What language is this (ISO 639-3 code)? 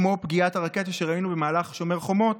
heb